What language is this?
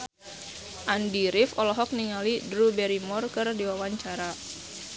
Sundanese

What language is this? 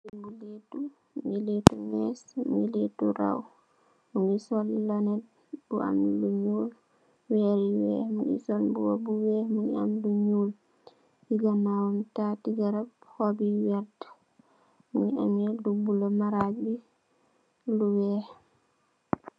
Wolof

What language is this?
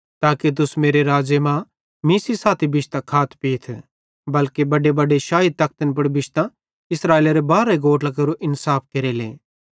Bhadrawahi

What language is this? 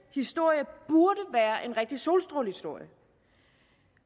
Danish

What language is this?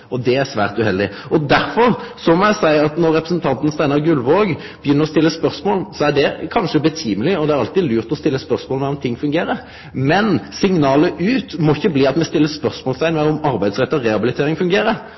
Norwegian Nynorsk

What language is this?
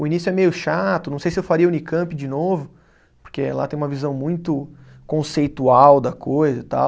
Portuguese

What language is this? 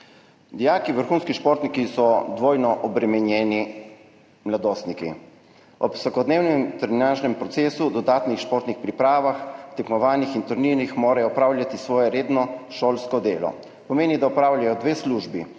Slovenian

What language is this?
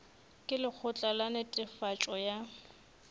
Northern Sotho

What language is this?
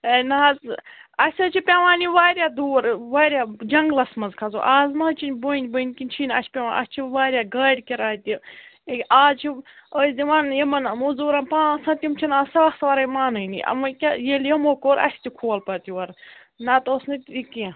Kashmiri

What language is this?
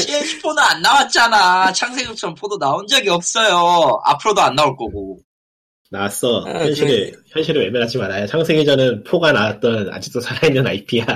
Korean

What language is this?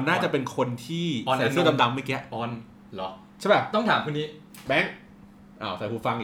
Thai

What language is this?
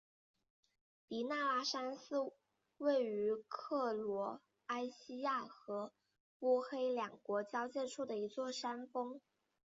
Chinese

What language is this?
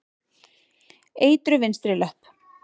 Icelandic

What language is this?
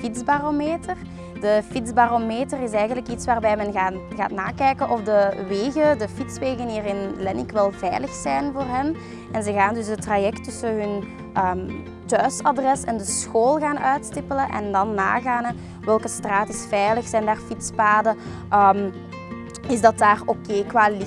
Dutch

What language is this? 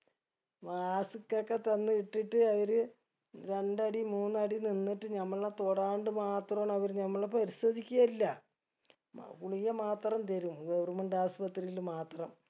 Malayalam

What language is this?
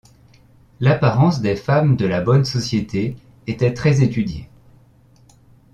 French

